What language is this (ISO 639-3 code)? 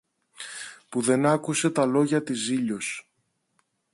ell